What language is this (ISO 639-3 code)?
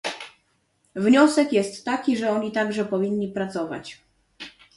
pol